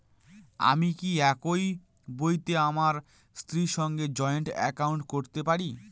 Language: Bangla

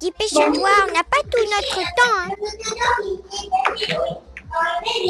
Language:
French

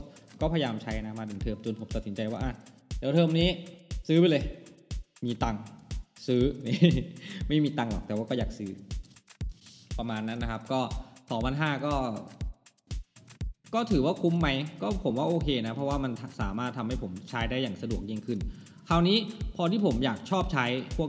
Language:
Thai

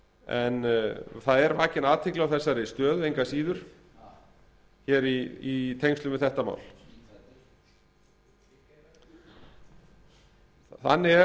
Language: Icelandic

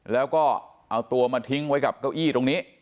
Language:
Thai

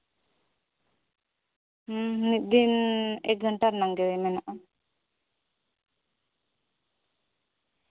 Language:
Santali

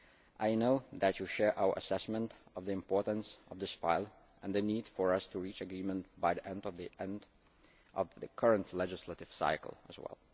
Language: English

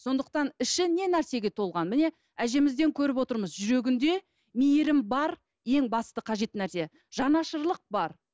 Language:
Kazakh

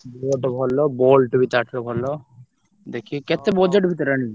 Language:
Odia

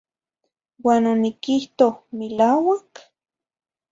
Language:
Zacatlán-Ahuacatlán-Tepetzintla Nahuatl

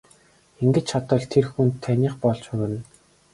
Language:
Mongolian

